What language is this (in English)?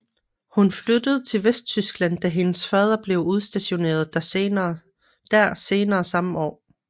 Danish